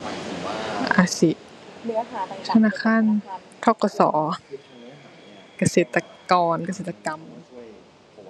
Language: Thai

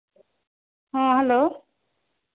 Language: Santali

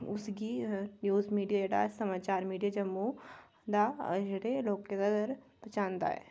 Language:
Dogri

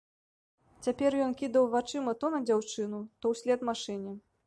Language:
Belarusian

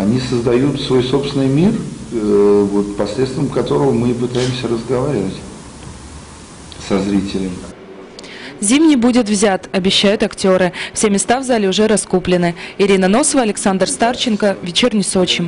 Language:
Russian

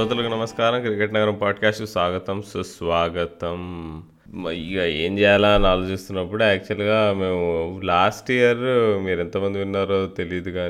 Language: Telugu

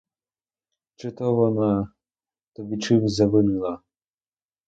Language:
Ukrainian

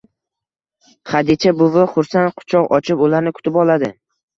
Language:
Uzbek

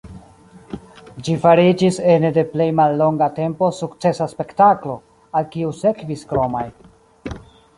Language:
Esperanto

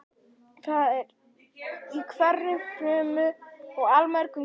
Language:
Icelandic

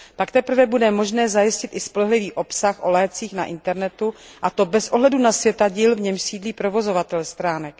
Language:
Czech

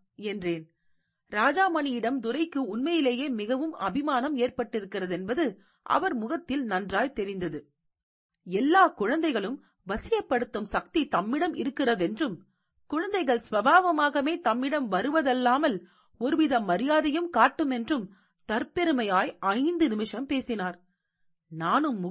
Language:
Tamil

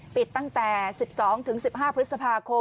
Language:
Thai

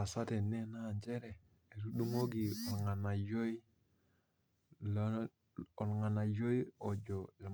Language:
Masai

